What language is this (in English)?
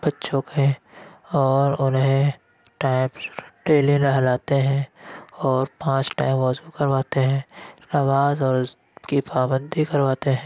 Urdu